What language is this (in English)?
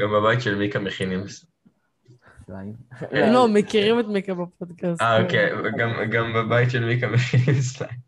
Hebrew